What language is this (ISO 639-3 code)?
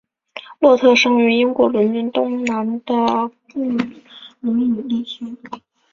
zho